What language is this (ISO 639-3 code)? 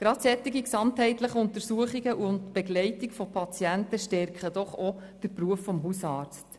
gsw